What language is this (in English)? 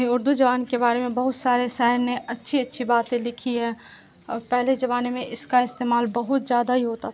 Urdu